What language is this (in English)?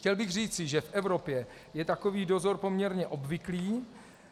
Czech